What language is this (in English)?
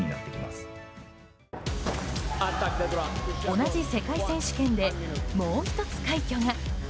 Japanese